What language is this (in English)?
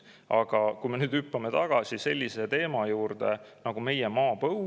Estonian